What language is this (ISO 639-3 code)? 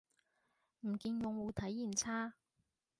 yue